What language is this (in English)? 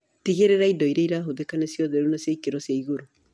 Kikuyu